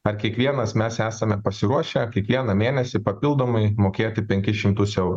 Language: Lithuanian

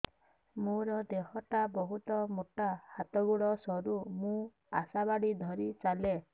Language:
Odia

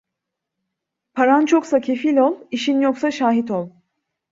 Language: Turkish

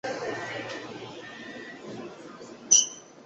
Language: Chinese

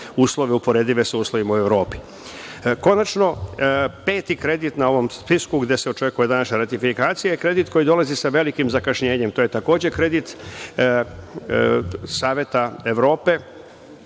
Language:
Serbian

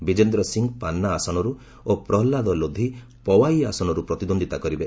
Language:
Odia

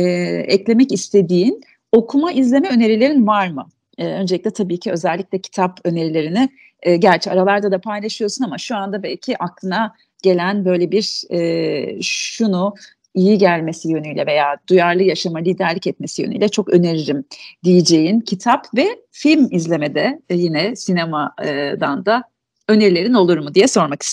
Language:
Turkish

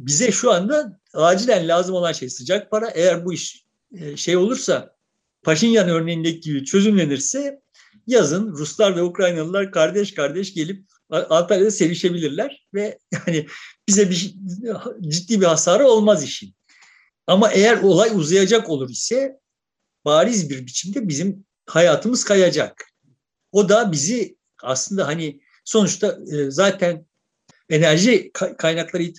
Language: Turkish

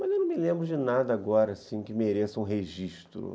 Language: Portuguese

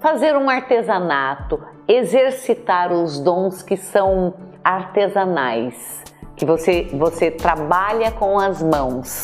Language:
Portuguese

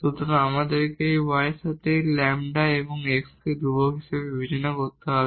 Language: Bangla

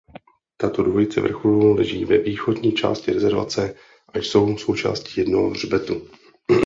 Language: Czech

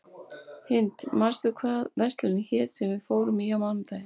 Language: Icelandic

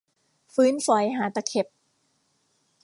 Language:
Thai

